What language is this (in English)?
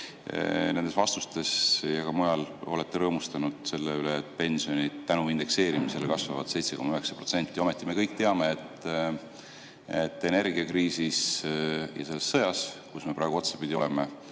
Estonian